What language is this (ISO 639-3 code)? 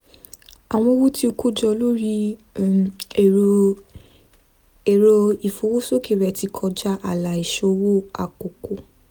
yor